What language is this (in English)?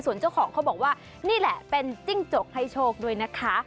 Thai